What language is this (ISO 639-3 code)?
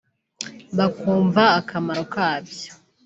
kin